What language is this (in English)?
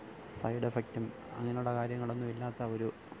Malayalam